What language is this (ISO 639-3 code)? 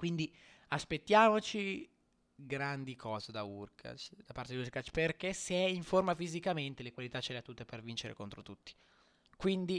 ita